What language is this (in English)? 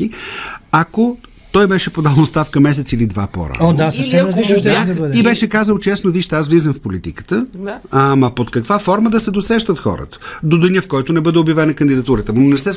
Bulgarian